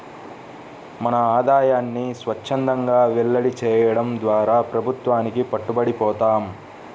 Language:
Telugu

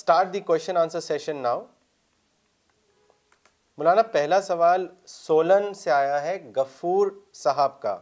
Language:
Urdu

